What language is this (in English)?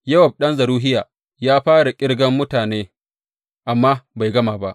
Hausa